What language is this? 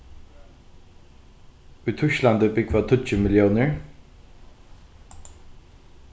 Faroese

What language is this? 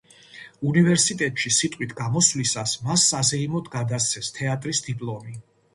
Georgian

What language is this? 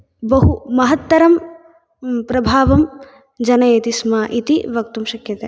Sanskrit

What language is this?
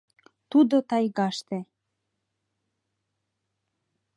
Mari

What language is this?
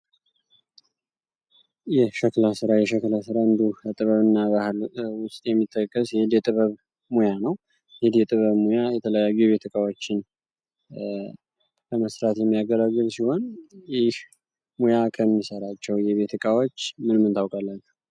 Amharic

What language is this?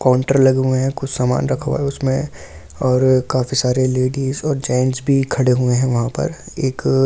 Hindi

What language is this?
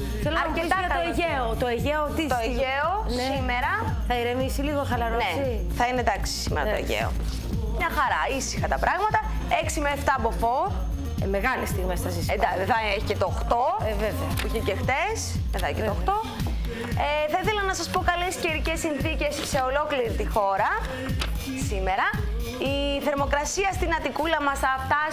Greek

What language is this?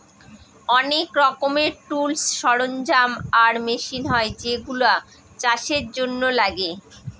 Bangla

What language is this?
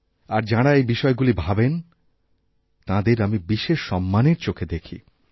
Bangla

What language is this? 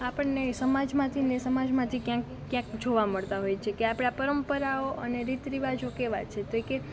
Gujarati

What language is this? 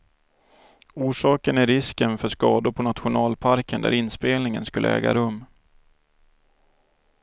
Swedish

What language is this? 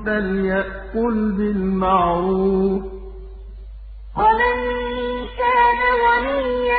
Arabic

